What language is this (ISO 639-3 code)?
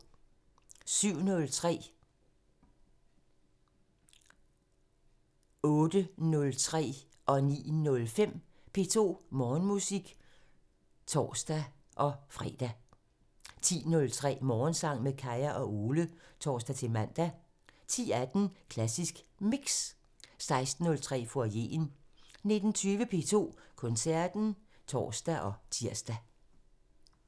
dan